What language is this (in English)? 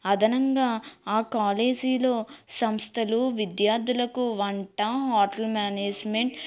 Telugu